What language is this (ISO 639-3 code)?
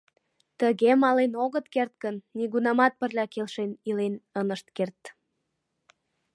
chm